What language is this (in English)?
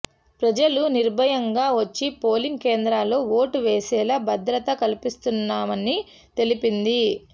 Telugu